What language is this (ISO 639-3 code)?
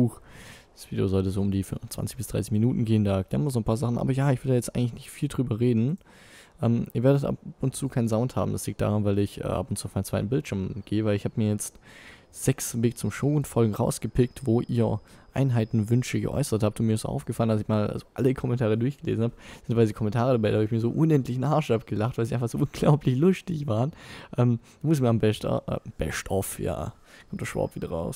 deu